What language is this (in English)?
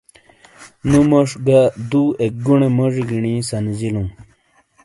Shina